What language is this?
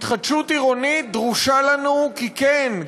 Hebrew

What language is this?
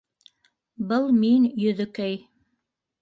Bashkir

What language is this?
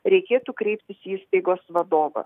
Lithuanian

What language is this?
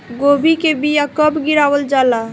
Bhojpuri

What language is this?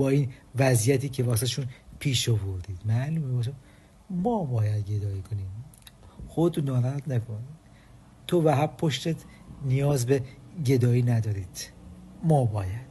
Persian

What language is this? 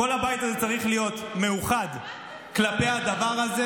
Hebrew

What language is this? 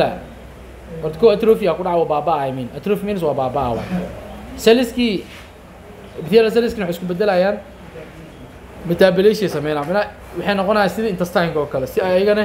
Arabic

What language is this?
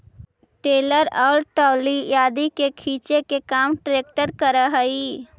Magahi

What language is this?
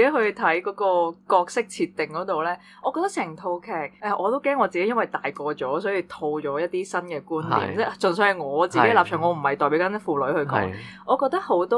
Chinese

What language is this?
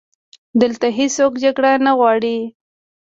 Pashto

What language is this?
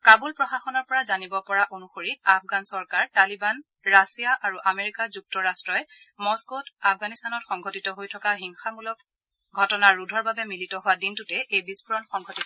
Assamese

